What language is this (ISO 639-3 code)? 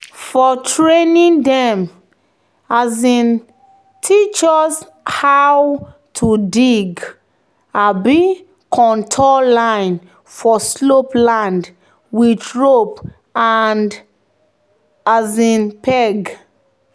pcm